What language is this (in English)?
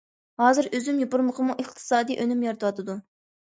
Uyghur